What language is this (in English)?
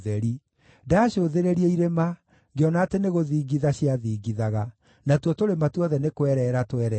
Kikuyu